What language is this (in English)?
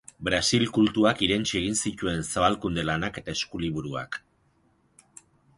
Basque